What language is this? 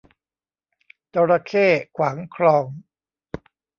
Thai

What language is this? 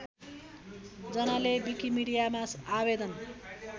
Nepali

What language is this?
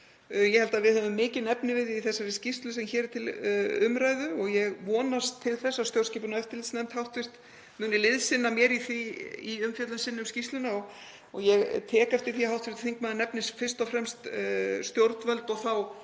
Icelandic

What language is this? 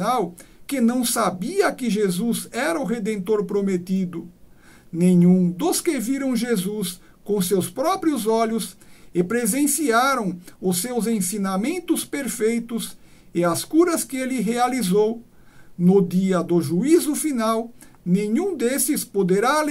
Portuguese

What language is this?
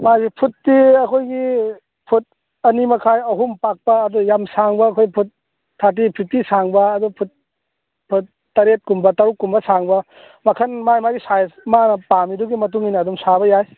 Manipuri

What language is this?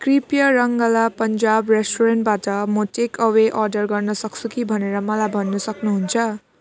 Nepali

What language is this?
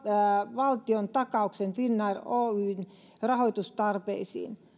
Finnish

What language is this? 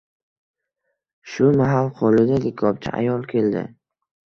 Uzbek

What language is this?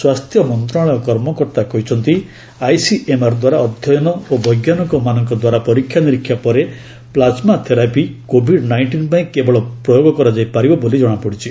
Odia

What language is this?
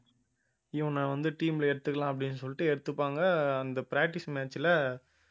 Tamil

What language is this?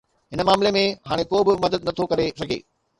Sindhi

